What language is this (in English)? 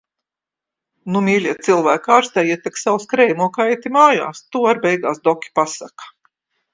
Latvian